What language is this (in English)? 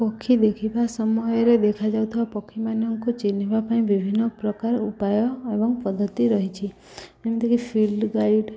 Odia